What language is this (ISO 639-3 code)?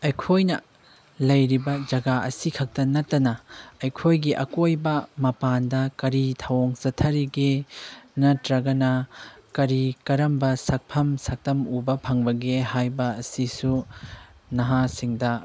mni